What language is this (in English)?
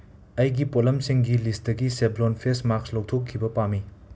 Manipuri